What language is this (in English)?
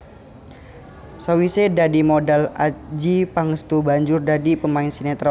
Javanese